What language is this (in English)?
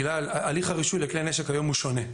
Hebrew